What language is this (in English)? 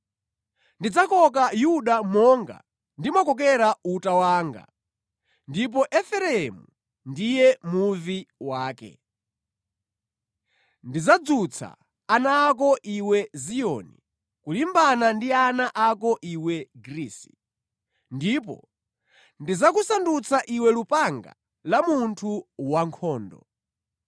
Nyanja